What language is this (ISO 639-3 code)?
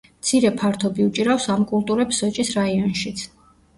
kat